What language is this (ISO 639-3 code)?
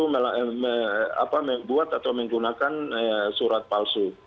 ind